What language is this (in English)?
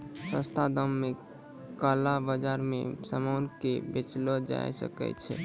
Maithili